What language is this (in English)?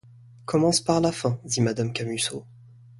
French